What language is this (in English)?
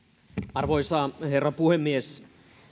Finnish